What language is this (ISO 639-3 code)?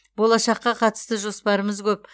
kaz